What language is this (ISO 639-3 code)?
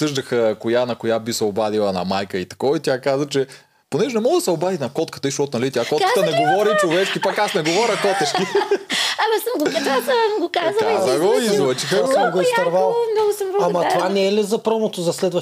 bul